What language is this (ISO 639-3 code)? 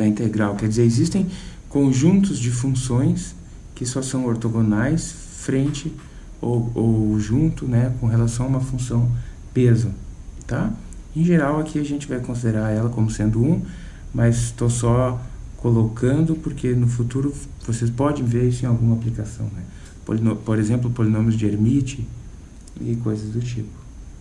por